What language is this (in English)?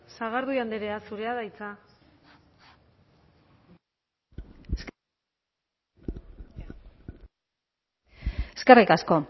Basque